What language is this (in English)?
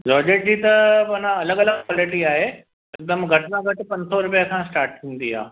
Sindhi